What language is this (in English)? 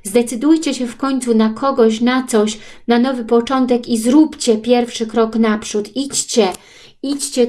Polish